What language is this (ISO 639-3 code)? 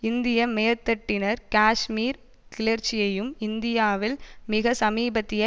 tam